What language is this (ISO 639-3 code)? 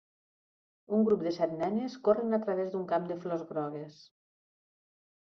cat